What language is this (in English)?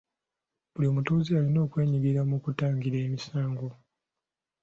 Ganda